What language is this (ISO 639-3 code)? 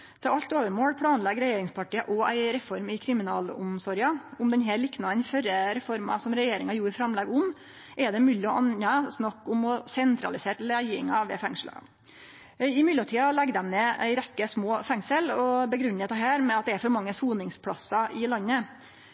nno